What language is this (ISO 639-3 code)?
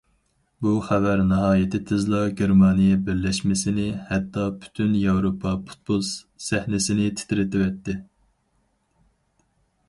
uig